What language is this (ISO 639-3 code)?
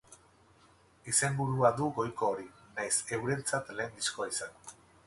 eus